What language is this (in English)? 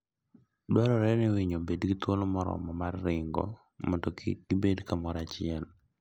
Luo (Kenya and Tanzania)